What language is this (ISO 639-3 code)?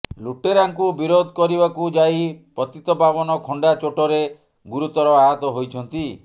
ori